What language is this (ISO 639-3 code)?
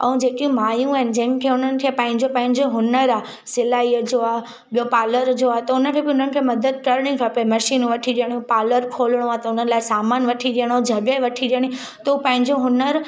snd